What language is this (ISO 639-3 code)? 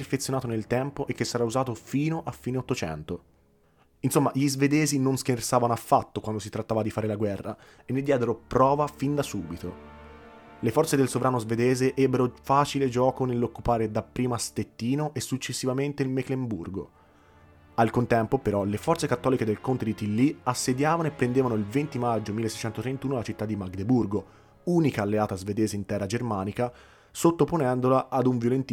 ita